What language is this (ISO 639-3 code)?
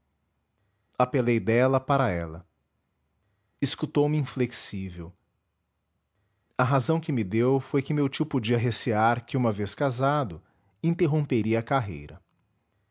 por